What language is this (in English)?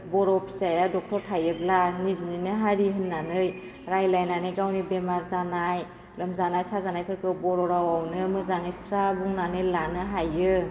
Bodo